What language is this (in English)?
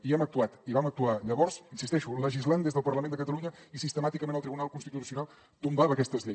Catalan